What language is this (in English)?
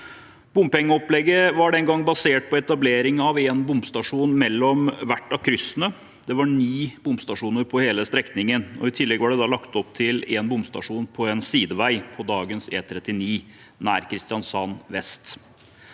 Norwegian